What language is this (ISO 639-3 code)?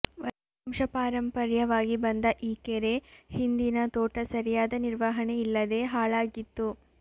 kan